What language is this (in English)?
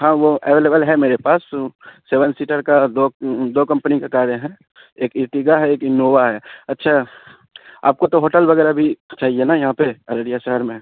Urdu